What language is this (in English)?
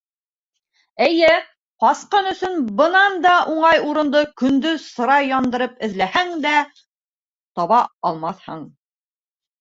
Bashkir